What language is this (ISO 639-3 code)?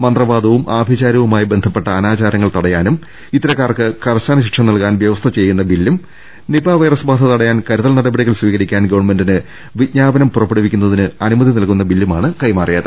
mal